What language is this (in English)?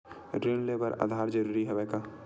Chhattisgarhi